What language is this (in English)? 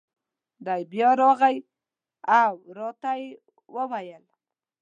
Pashto